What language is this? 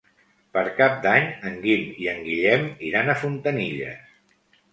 Catalan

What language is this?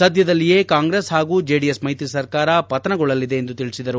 Kannada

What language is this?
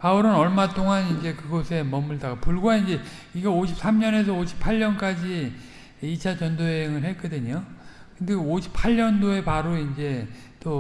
Korean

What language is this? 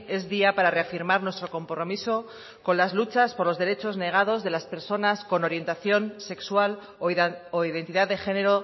Spanish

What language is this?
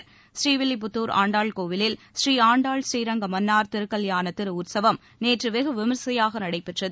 Tamil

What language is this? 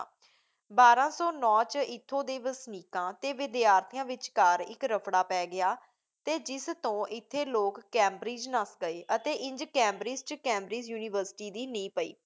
Punjabi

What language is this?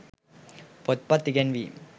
Sinhala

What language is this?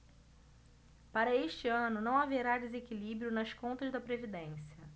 Portuguese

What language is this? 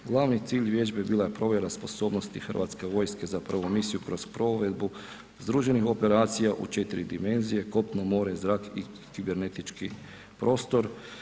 Croatian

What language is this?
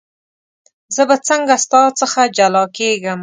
Pashto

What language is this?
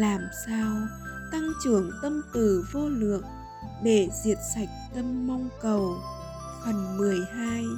Vietnamese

